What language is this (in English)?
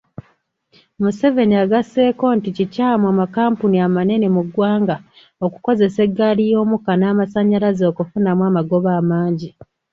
Ganda